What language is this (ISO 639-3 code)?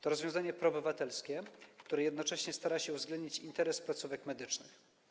pol